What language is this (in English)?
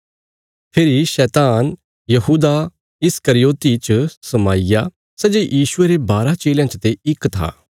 Bilaspuri